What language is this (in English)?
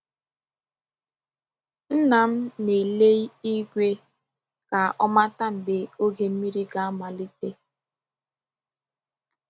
Igbo